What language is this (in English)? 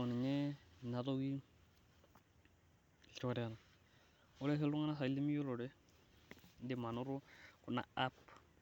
Masai